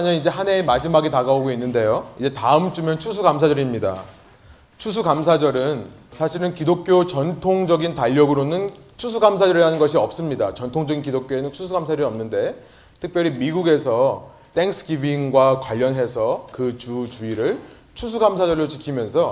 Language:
Korean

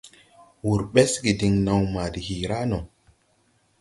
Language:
Tupuri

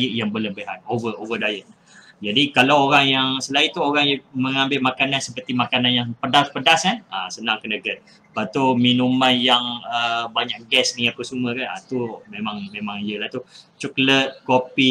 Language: Malay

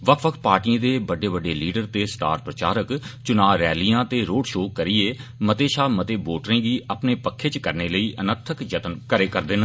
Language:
Dogri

